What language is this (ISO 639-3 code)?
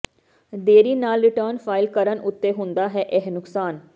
pan